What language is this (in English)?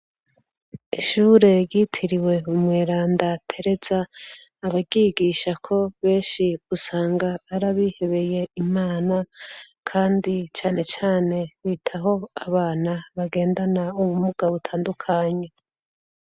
Rundi